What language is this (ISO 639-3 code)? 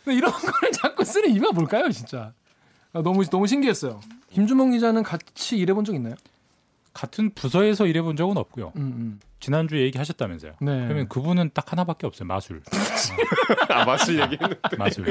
kor